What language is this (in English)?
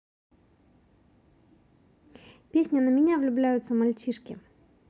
Russian